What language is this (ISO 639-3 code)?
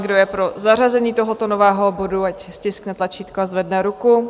ces